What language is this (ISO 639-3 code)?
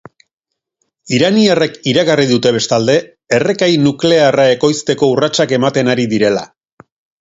eus